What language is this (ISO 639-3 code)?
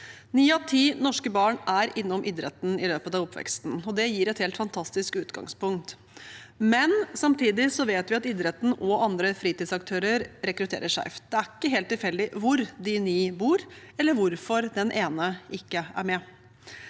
nor